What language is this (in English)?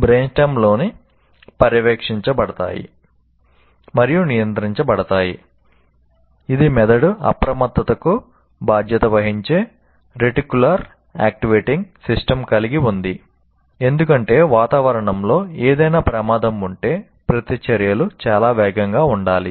Telugu